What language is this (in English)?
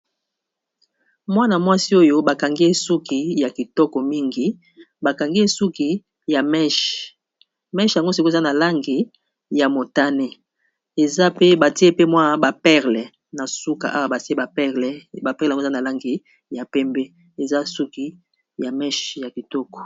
Lingala